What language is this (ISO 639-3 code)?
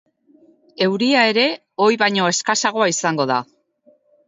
eus